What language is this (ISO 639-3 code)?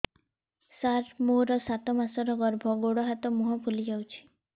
ori